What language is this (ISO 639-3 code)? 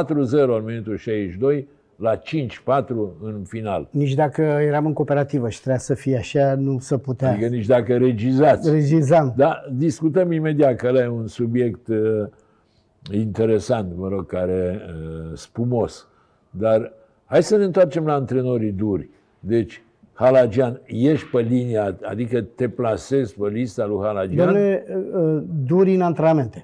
ron